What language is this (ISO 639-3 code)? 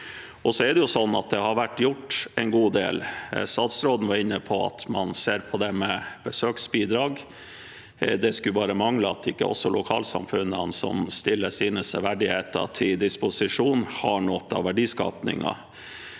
nor